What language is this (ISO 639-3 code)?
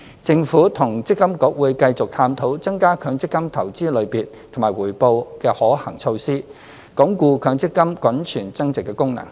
yue